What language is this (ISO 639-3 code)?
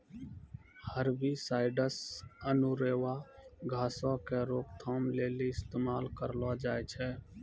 mai